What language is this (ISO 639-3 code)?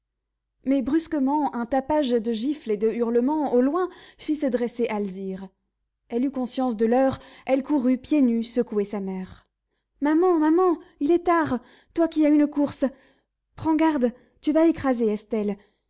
fra